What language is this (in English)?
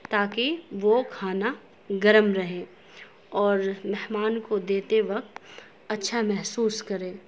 Urdu